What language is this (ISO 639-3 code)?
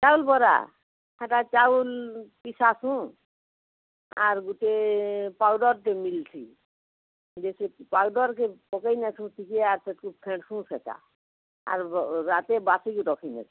ori